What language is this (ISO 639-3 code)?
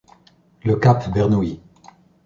fra